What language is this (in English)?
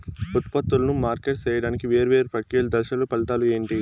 Telugu